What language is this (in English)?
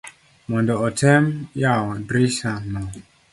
Luo (Kenya and Tanzania)